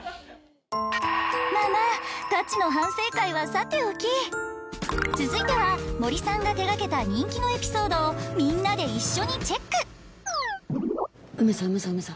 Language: Japanese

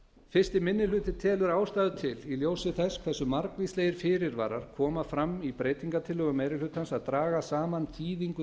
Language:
Icelandic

